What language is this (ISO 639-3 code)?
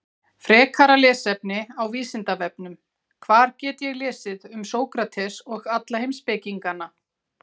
isl